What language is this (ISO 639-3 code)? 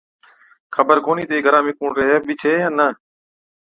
odk